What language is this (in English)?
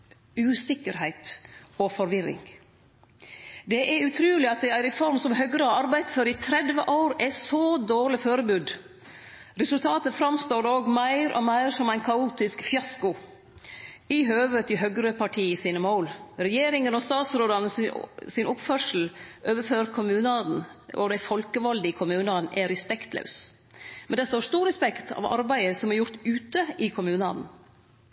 Norwegian Nynorsk